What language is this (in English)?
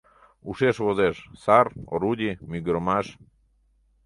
Mari